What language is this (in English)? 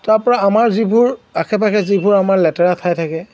Assamese